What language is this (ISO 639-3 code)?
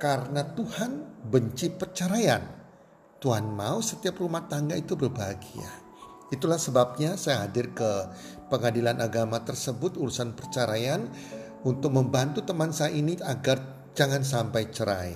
ind